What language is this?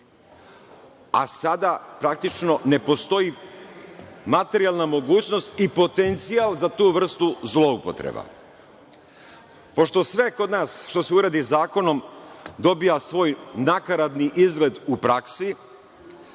Serbian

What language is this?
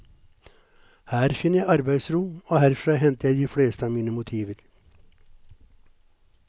Norwegian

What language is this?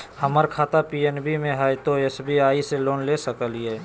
Magahi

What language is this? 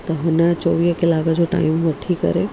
Sindhi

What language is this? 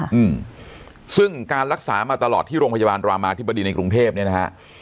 Thai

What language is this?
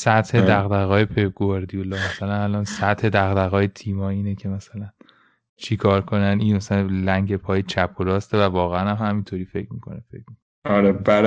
Persian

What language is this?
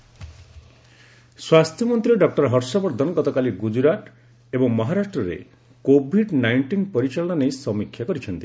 Odia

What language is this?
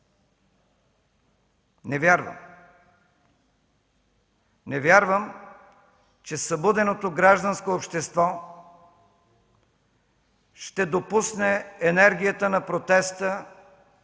Bulgarian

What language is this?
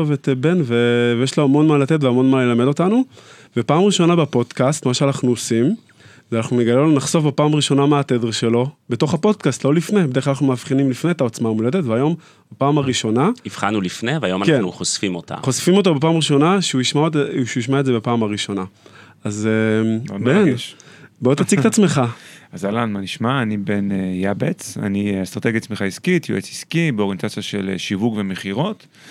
Hebrew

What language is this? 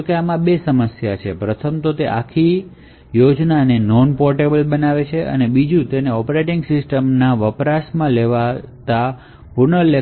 Gujarati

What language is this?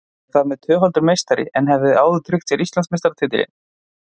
Icelandic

